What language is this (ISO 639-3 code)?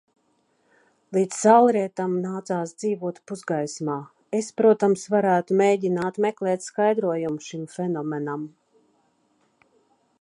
lav